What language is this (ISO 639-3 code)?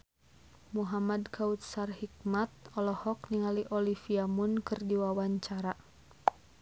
sun